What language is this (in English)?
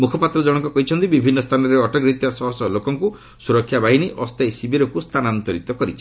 Odia